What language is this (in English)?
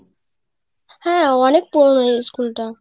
Bangla